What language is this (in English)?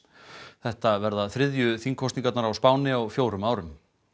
Icelandic